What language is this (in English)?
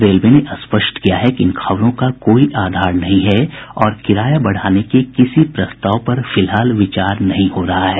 Hindi